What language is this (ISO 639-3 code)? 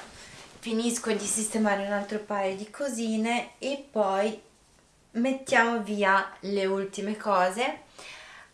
ita